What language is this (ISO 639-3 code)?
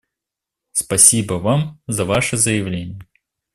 rus